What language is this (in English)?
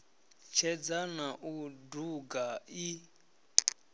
Venda